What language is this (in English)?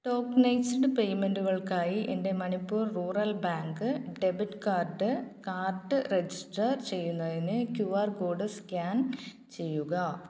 Malayalam